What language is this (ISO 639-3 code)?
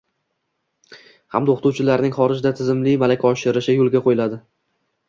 uzb